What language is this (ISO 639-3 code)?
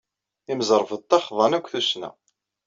kab